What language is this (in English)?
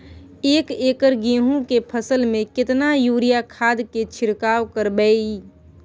Maithili